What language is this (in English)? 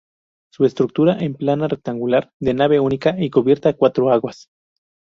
Spanish